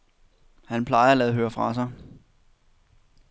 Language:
Danish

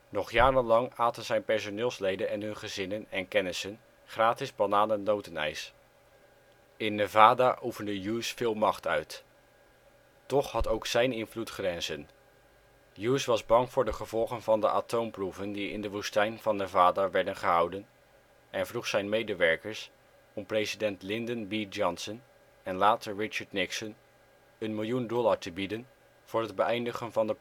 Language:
Dutch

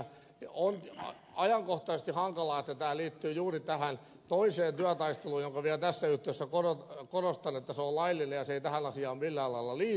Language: Finnish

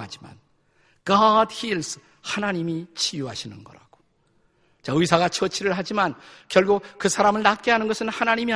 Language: Korean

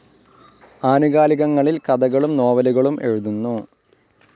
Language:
Malayalam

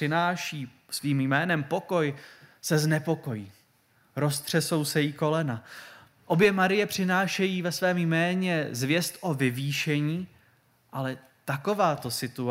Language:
Czech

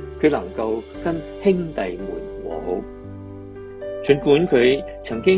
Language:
Chinese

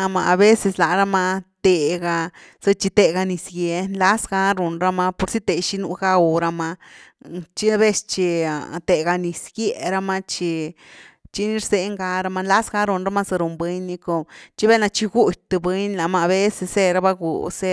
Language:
Güilá Zapotec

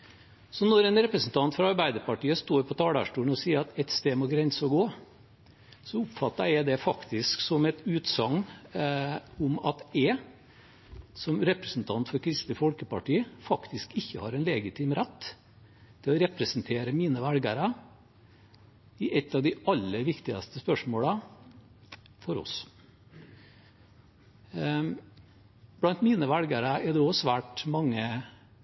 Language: Norwegian Bokmål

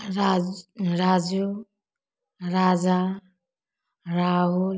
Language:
Maithili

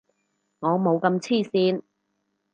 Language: Cantonese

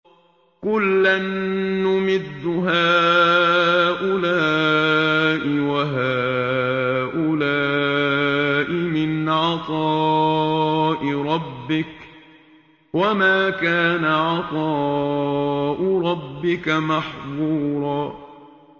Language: Arabic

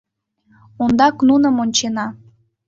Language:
Mari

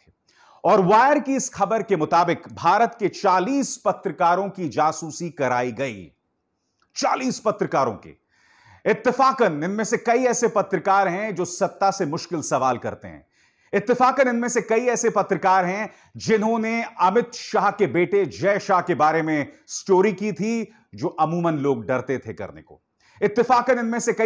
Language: Hindi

